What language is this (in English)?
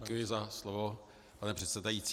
Czech